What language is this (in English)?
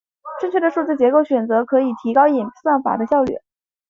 Chinese